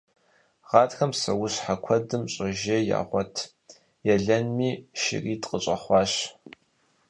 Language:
Kabardian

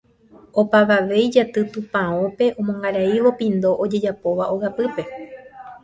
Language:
Guarani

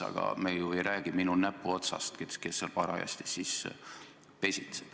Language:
Estonian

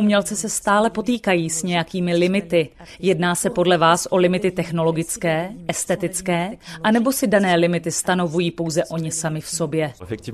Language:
Czech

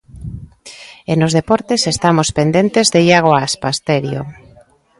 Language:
Galician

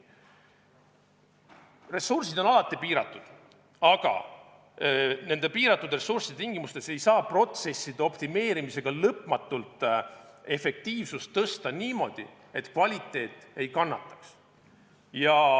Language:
Estonian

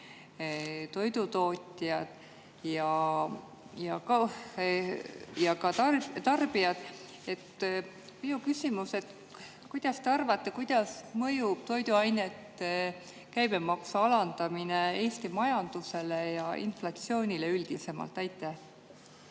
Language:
Estonian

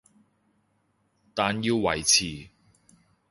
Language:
Cantonese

